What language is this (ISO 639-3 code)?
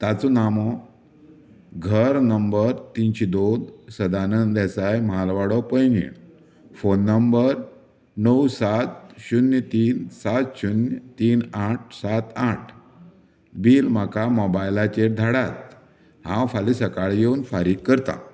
kok